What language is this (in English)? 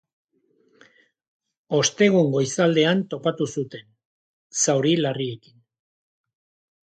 Basque